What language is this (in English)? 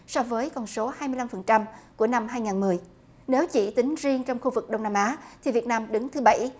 Vietnamese